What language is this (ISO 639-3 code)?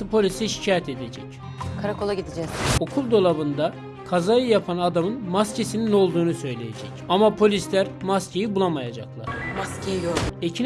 tur